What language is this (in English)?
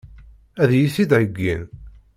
Kabyle